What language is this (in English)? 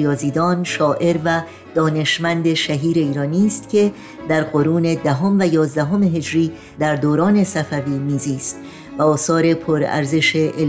Persian